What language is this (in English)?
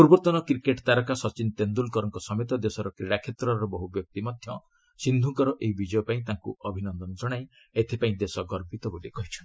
Odia